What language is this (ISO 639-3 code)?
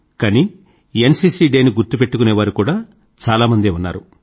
tel